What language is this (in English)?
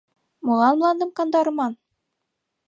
Mari